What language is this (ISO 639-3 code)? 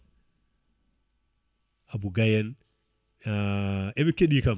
ful